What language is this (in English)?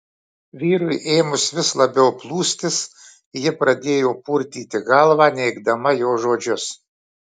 Lithuanian